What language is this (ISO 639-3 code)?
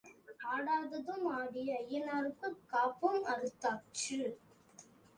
tam